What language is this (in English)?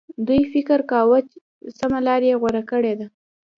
Pashto